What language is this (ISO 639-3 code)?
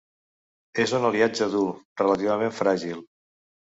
cat